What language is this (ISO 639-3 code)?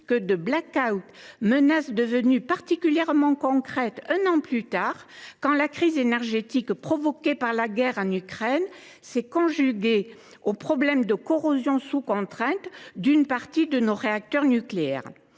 fra